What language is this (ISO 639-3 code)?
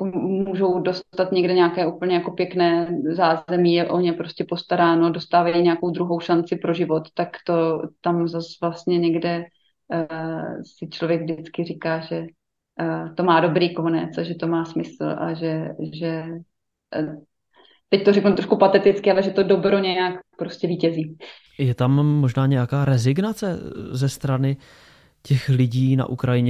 ces